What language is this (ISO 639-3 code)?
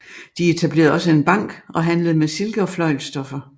dan